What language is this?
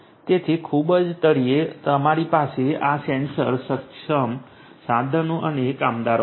Gujarati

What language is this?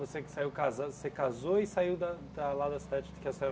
Portuguese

